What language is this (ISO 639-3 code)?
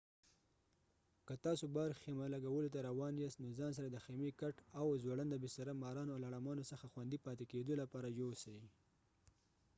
pus